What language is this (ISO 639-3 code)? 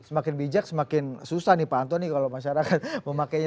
ind